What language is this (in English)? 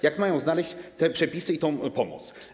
Polish